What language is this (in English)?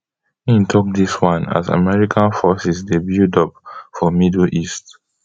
Nigerian Pidgin